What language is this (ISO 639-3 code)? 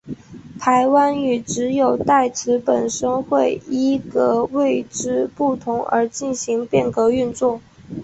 zho